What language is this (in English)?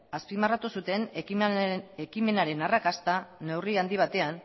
Basque